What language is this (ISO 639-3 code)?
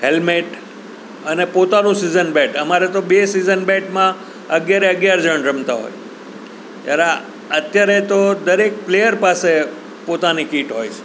guj